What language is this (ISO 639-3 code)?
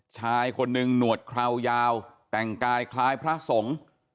tha